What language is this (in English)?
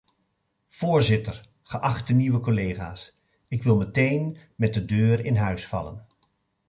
Dutch